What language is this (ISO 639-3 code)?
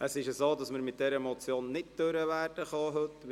gsw